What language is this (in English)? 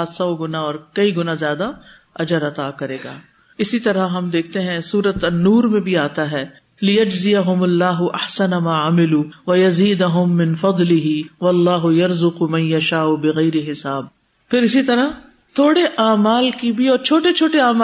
Urdu